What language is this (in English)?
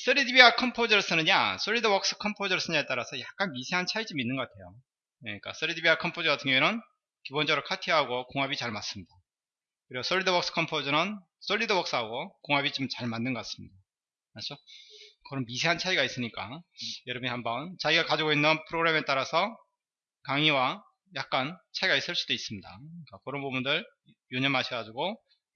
Korean